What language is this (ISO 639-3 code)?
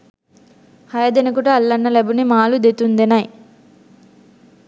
sin